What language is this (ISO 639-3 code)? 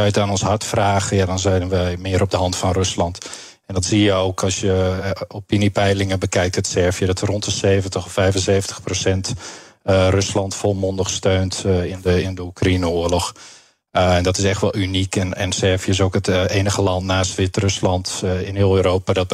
nld